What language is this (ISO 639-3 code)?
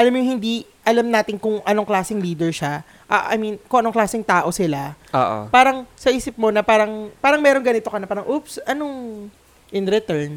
fil